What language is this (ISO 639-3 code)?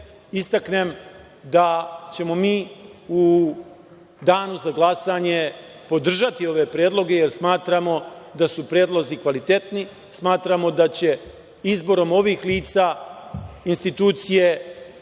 srp